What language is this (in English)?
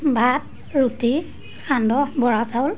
Assamese